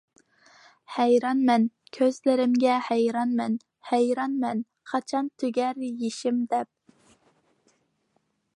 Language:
Uyghur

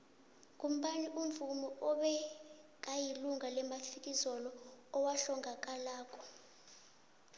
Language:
South Ndebele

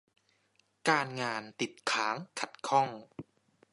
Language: Thai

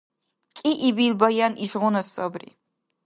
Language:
Dargwa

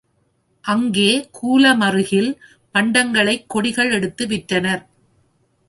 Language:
Tamil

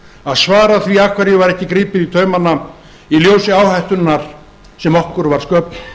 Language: Icelandic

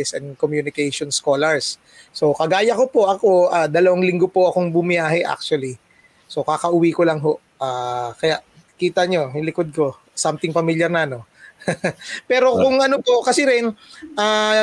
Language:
Filipino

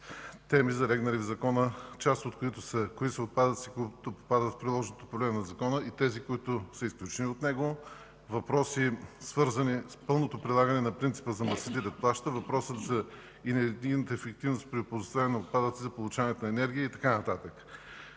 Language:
Bulgarian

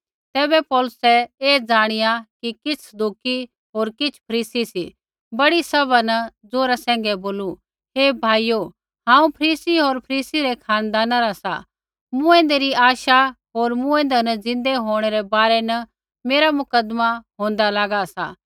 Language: Kullu Pahari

